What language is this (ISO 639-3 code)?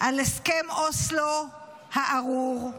heb